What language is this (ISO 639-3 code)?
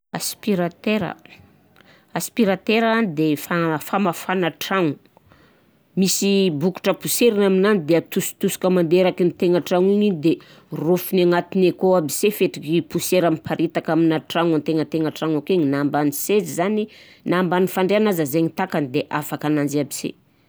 bzc